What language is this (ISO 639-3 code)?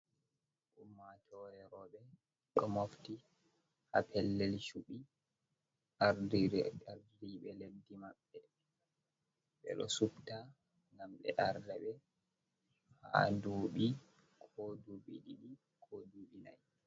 ful